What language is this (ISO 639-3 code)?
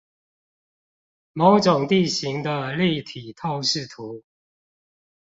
zho